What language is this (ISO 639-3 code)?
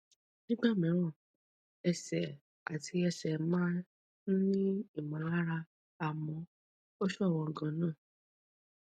yor